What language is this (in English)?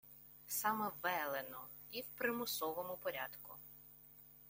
Ukrainian